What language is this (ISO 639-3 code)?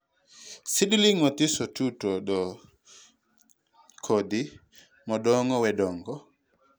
luo